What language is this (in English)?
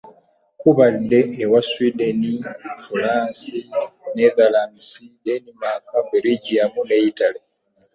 Ganda